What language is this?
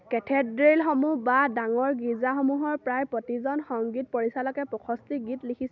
Assamese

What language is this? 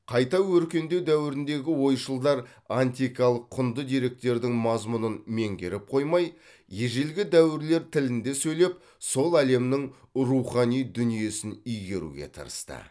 Kazakh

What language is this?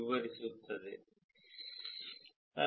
Kannada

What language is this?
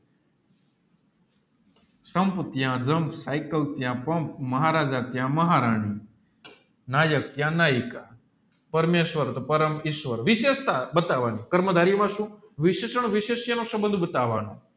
Gujarati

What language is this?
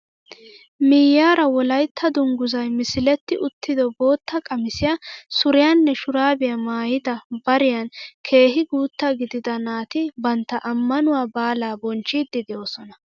Wolaytta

